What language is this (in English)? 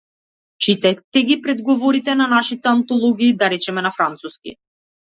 Macedonian